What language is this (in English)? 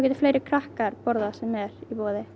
Icelandic